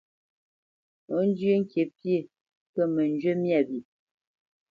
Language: Bamenyam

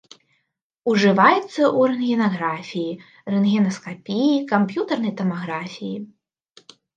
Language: Belarusian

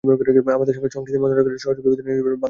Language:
Bangla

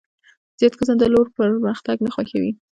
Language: Pashto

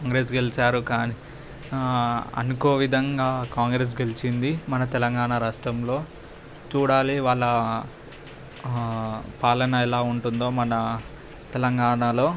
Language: Telugu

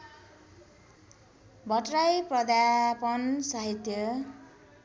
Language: Nepali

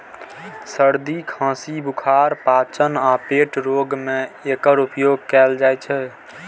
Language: Maithili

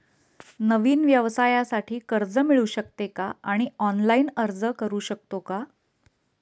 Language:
Marathi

